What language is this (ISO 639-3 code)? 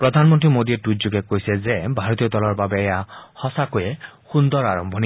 asm